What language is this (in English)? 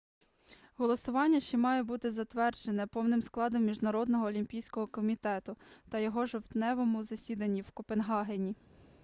Ukrainian